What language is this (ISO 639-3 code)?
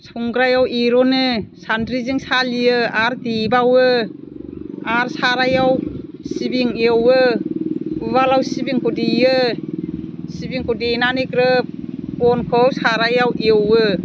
brx